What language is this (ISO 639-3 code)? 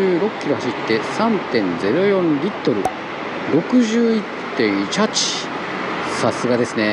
jpn